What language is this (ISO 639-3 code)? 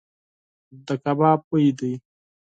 pus